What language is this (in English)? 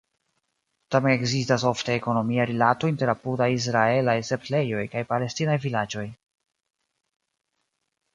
Esperanto